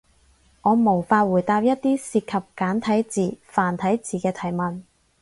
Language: Cantonese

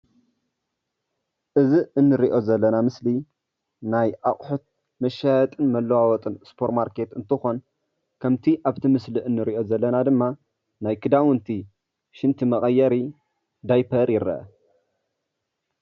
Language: Tigrinya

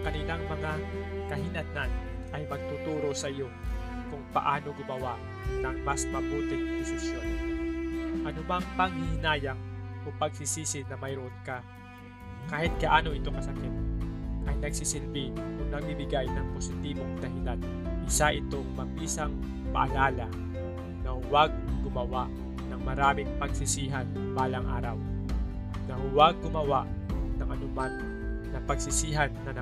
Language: Filipino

